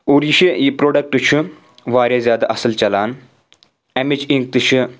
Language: Kashmiri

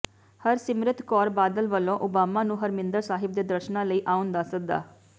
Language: Punjabi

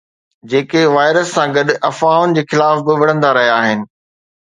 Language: Sindhi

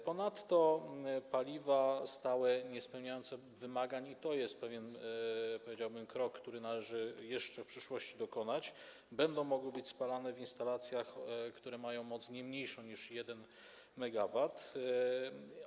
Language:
Polish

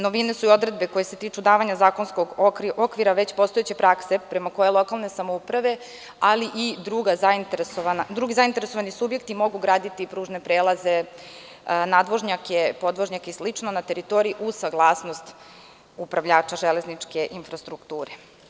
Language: Serbian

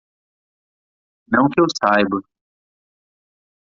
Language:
Portuguese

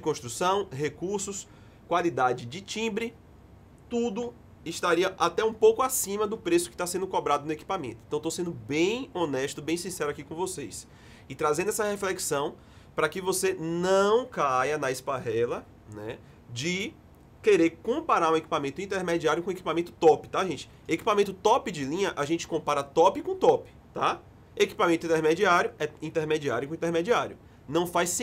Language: Portuguese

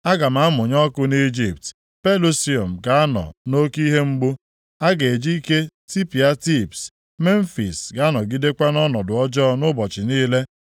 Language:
Igbo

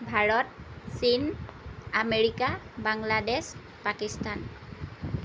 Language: Assamese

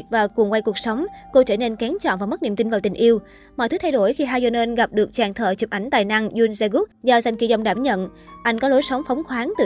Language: Vietnamese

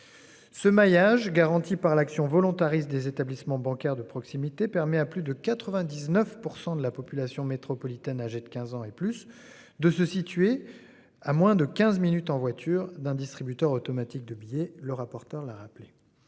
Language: French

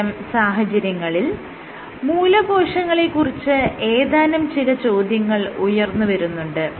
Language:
Malayalam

